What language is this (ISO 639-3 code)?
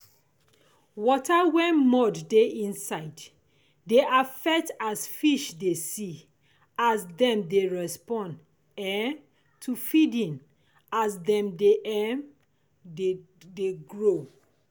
pcm